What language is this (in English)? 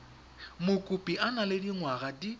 Tswana